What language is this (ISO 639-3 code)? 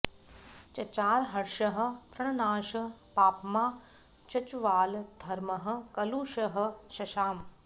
san